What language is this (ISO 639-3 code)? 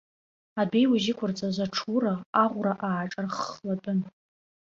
abk